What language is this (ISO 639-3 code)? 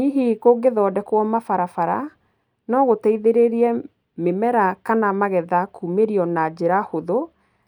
kik